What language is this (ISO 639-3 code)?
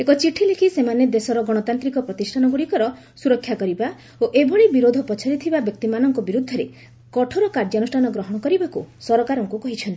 ori